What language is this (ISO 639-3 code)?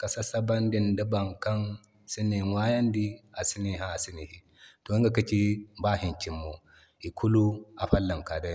dje